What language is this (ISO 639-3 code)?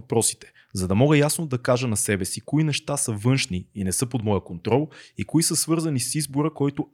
bul